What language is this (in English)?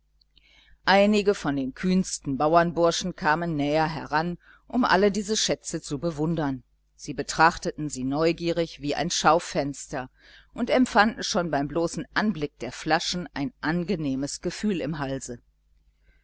German